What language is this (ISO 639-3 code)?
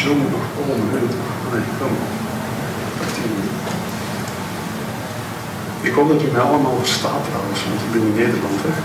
nld